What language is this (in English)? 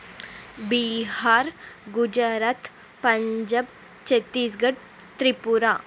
Telugu